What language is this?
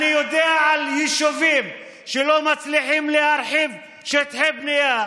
Hebrew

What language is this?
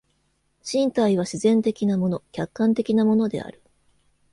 Japanese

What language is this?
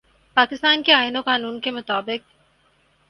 Urdu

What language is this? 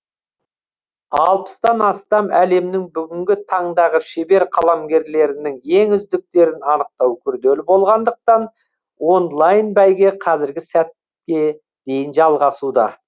Kazakh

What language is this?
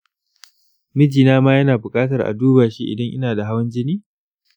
Hausa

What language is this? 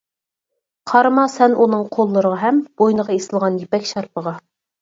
Uyghur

